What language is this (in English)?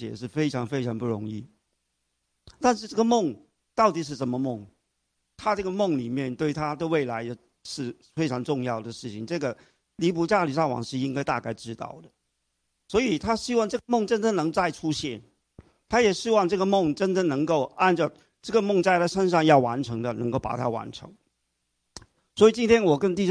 Chinese